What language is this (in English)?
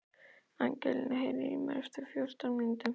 Icelandic